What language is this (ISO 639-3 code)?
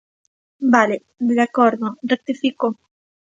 glg